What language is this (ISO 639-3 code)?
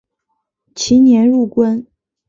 zho